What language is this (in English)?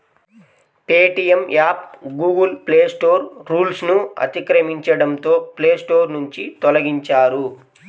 Telugu